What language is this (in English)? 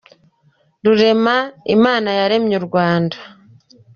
Kinyarwanda